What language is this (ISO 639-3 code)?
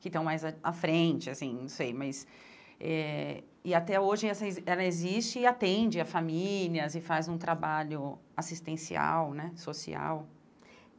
por